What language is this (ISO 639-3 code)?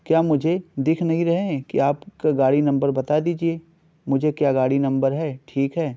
urd